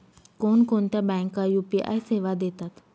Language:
Marathi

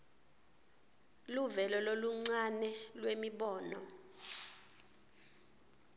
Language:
Swati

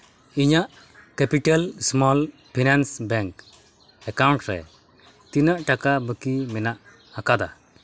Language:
Santali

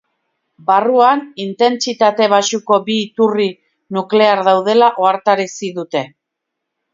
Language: Basque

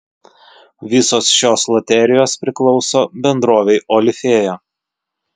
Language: Lithuanian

